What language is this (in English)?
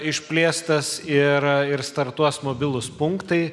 Lithuanian